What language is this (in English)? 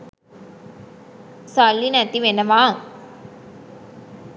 Sinhala